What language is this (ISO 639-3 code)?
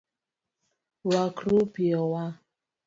luo